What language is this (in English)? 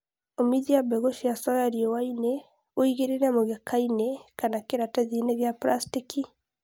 Kikuyu